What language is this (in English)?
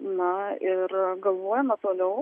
Lithuanian